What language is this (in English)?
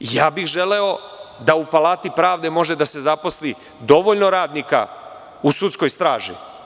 Serbian